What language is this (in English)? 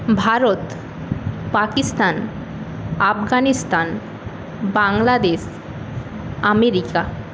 Bangla